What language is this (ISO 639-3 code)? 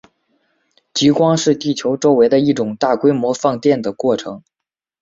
zho